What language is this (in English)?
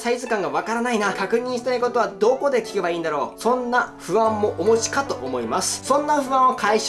Japanese